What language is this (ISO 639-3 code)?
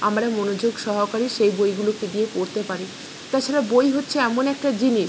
ben